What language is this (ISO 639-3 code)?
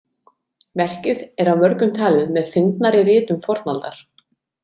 isl